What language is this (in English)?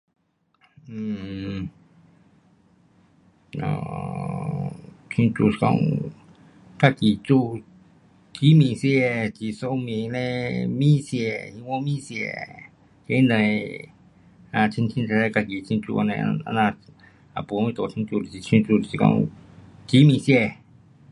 Pu-Xian Chinese